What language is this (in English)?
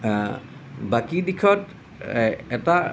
Assamese